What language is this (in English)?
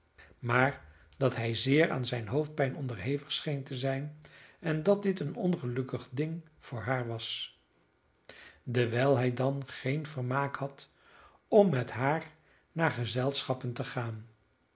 Dutch